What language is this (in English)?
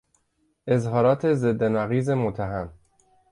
Persian